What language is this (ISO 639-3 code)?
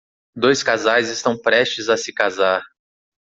por